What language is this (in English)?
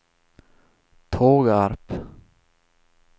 Swedish